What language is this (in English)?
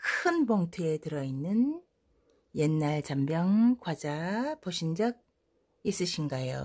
Korean